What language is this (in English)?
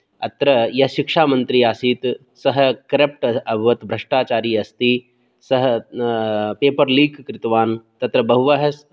Sanskrit